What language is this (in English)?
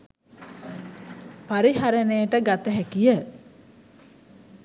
Sinhala